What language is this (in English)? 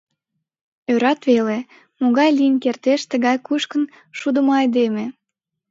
Mari